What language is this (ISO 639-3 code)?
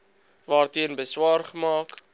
afr